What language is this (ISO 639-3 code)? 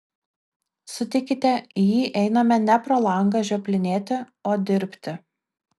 lit